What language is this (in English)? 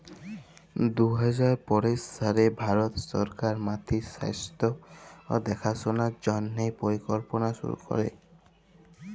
Bangla